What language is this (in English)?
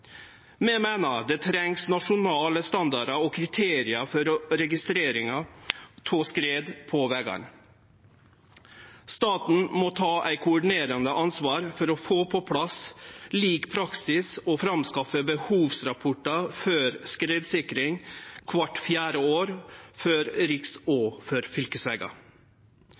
Norwegian Nynorsk